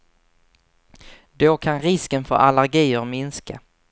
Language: Swedish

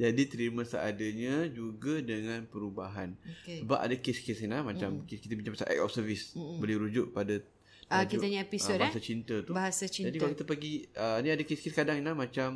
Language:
Malay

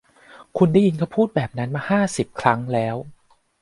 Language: Thai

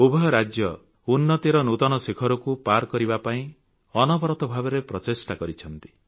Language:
Odia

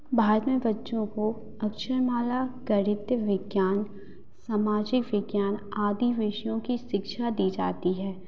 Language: Hindi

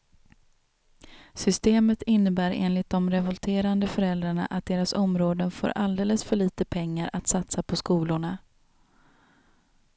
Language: Swedish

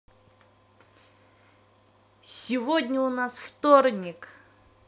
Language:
Russian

